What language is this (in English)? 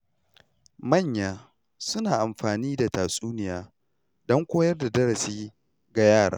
Hausa